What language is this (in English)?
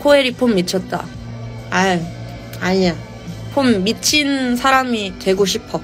Korean